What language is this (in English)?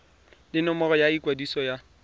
Tswana